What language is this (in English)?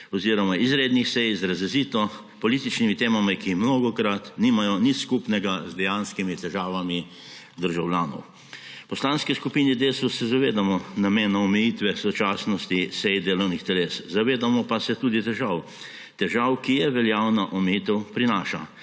Slovenian